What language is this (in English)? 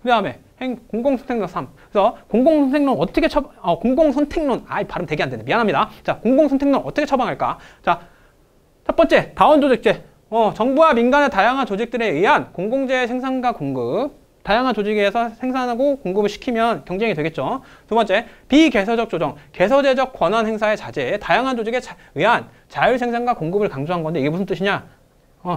Korean